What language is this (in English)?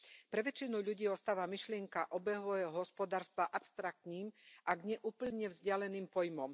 Slovak